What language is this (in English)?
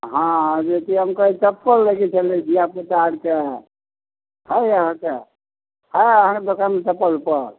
Maithili